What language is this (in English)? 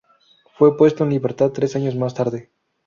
Spanish